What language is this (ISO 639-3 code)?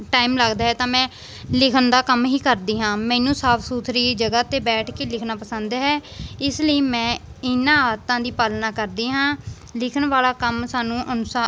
pan